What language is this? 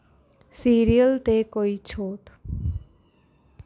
Punjabi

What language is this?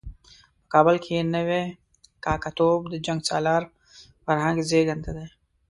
Pashto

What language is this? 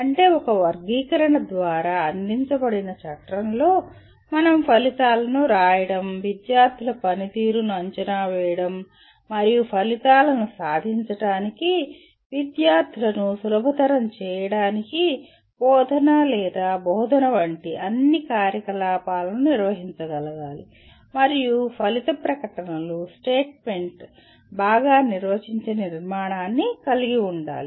Telugu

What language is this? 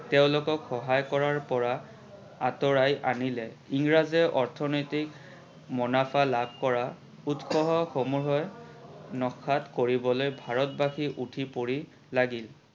Assamese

